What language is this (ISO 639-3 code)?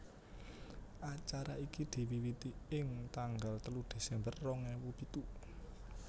jav